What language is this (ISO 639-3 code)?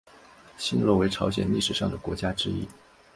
zho